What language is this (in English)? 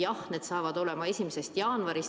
Estonian